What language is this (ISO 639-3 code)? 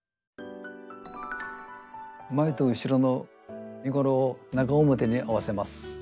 jpn